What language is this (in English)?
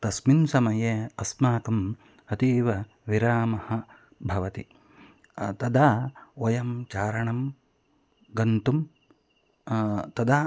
Sanskrit